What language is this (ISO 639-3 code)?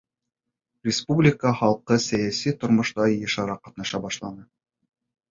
bak